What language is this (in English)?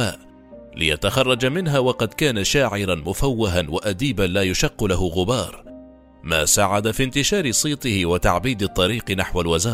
Arabic